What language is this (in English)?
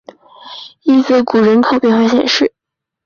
Chinese